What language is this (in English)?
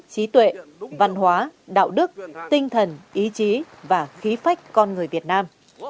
Vietnamese